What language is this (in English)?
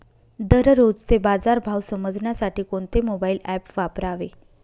Marathi